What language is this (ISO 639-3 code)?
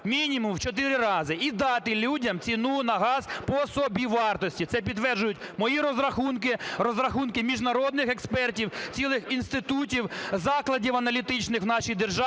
ukr